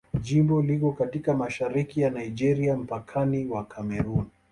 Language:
Swahili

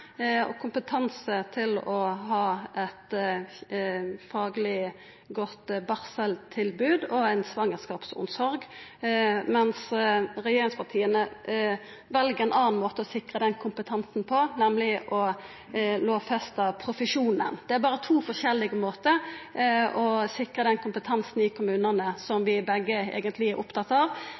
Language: Norwegian Nynorsk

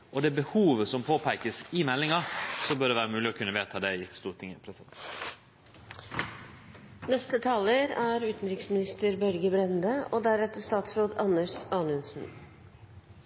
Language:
Norwegian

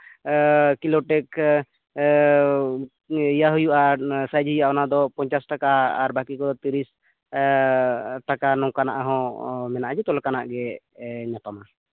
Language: Santali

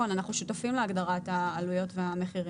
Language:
Hebrew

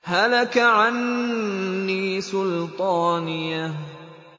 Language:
Arabic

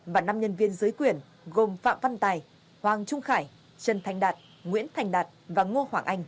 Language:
Vietnamese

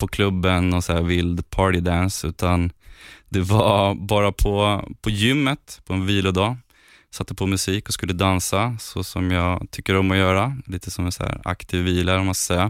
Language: Swedish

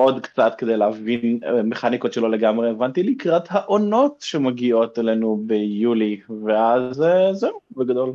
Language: Hebrew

